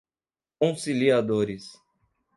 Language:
Portuguese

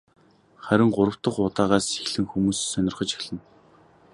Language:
Mongolian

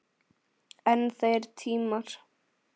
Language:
Icelandic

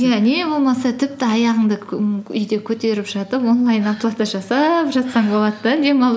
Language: Kazakh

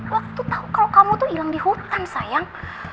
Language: Indonesian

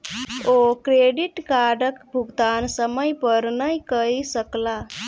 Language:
Maithili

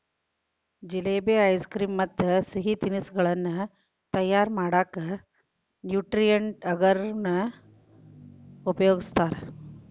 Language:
Kannada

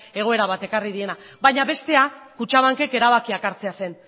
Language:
Basque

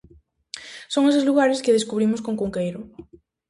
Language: Galician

